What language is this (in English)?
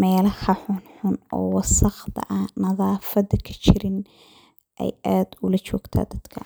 Somali